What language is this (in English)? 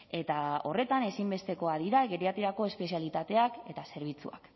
Basque